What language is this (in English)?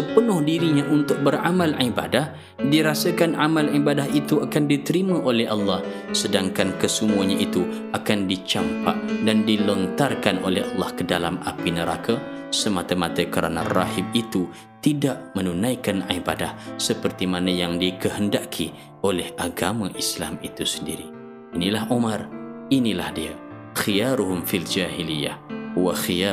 Malay